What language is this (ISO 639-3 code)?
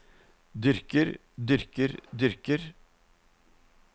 nor